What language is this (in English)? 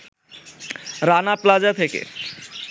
Bangla